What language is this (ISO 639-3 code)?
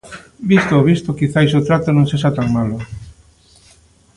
glg